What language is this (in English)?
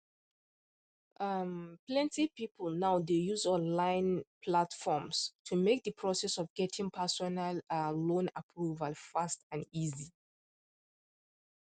Nigerian Pidgin